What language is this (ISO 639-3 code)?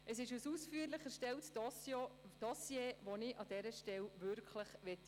gsw